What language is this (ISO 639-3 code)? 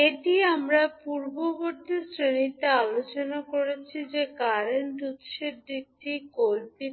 ben